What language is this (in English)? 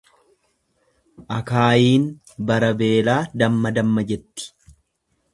Oromo